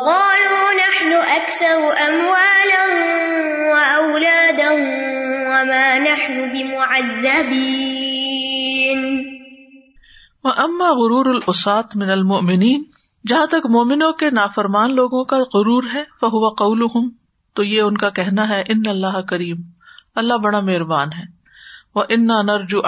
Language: Urdu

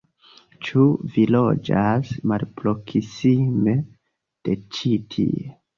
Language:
Esperanto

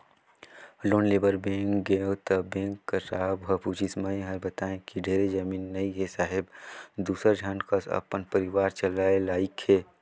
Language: Chhattisgarhi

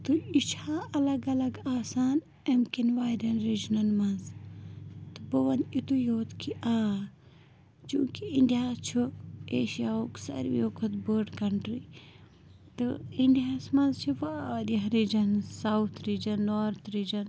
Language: Kashmiri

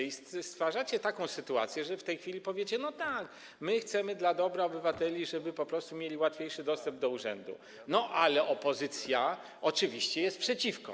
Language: Polish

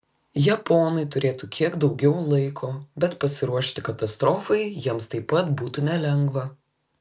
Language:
Lithuanian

